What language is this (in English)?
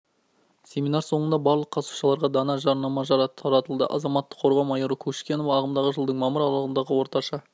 Kazakh